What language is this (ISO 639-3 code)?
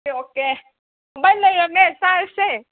mni